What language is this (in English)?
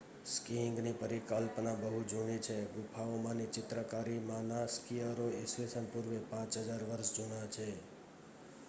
Gujarati